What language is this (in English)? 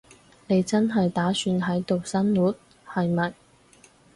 Cantonese